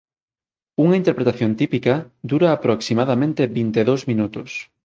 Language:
Galician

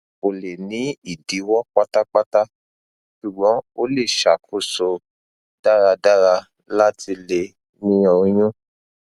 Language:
Yoruba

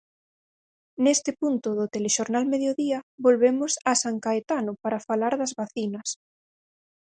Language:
Galician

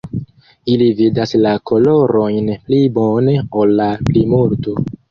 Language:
Esperanto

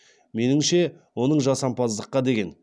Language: Kazakh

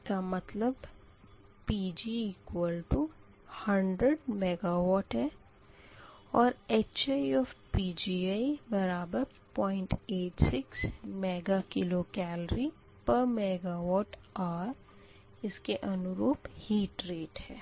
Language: Hindi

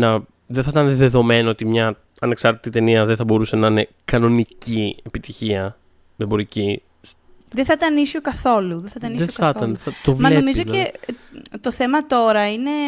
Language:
Greek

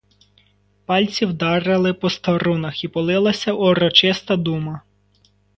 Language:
Ukrainian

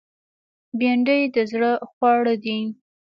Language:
Pashto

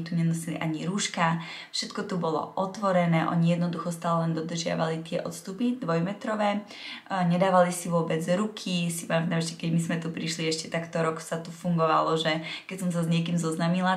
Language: Czech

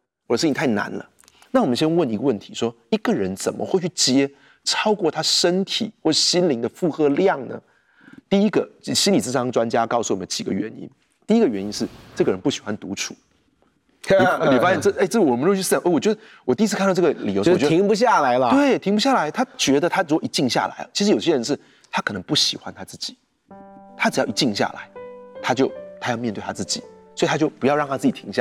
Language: Chinese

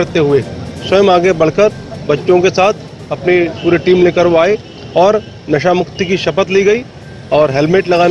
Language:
Hindi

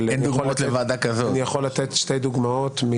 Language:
Hebrew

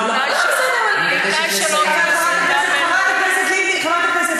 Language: Hebrew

